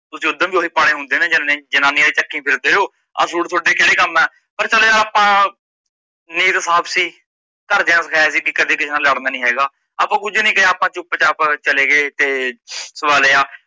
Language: Punjabi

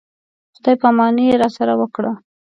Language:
Pashto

